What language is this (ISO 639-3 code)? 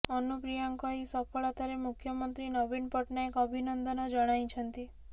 ori